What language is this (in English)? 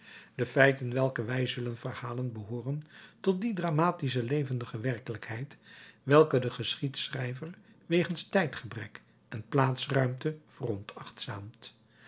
Dutch